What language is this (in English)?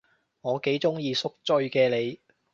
Cantonese